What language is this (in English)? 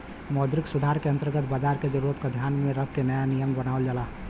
Bhojpuri